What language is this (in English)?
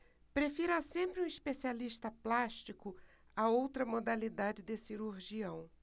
Portuguese